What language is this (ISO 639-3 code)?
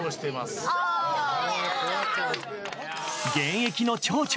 jpn